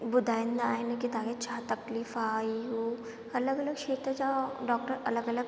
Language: Sindhi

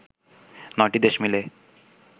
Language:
Bangla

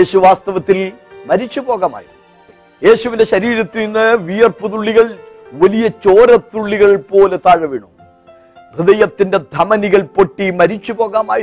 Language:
Malayalam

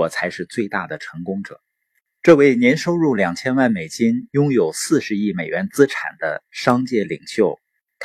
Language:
Chinese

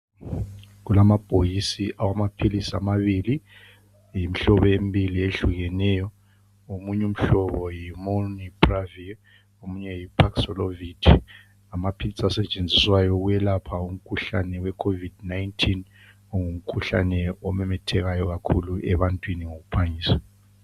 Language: North Ndebele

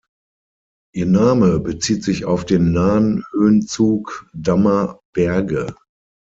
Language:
German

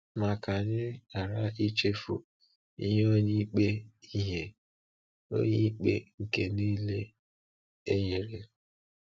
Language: Igbo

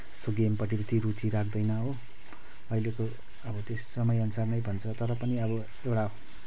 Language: Nepali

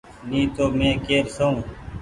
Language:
Goaria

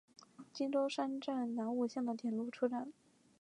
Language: Chinese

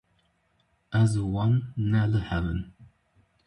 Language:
Kurdish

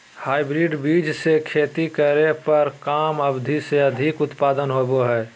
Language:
Magahi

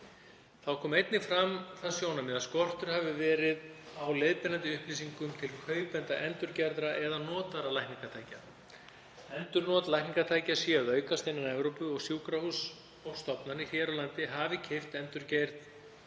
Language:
Icelandic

